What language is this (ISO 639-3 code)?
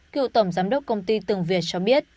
vie